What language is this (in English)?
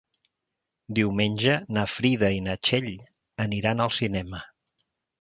Catalan